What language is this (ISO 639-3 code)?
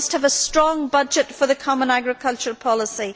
eng